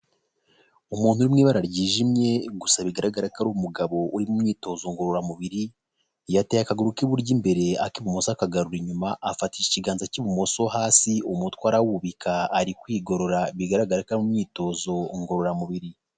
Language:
Kinyarwanda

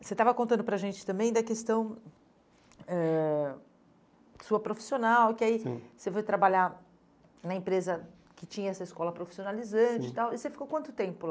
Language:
Portuguese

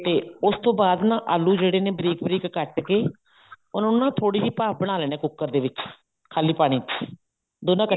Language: Punjabi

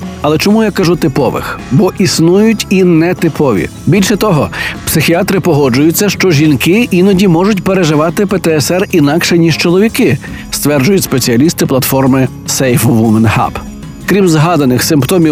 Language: Ukrainian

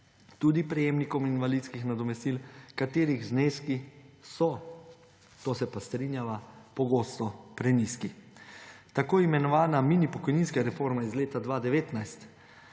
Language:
Slovenian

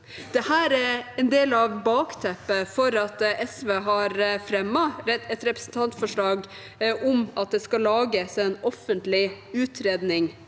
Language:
Norwegian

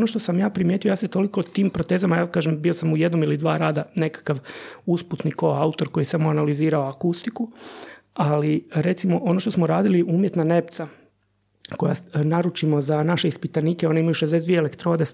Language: Croatian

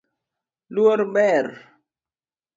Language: Luo (Kenya and Tanzania)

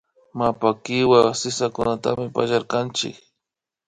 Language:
Imbabura Highland Quichua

